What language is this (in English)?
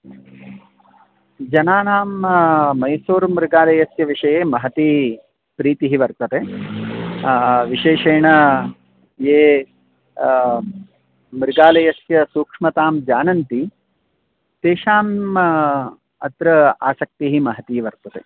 Sanskrit